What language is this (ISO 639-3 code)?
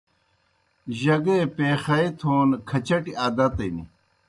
plk